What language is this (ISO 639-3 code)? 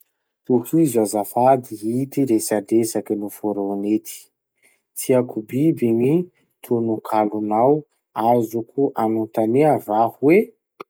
msh